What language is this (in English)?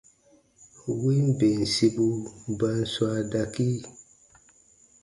Baatonum